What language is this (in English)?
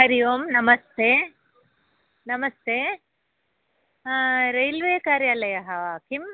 Sanskrit